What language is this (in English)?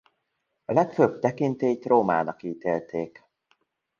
Hungarian